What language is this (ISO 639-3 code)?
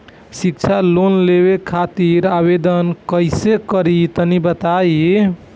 bho